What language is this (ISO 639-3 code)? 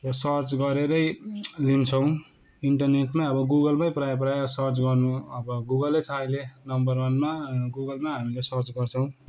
nep